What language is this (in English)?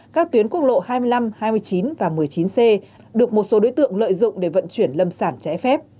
Vietnamese